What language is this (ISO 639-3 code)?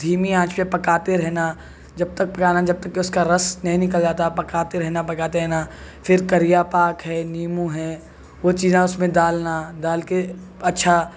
urd